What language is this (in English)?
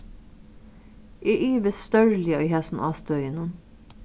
Faroese